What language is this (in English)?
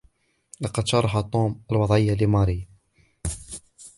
Arabic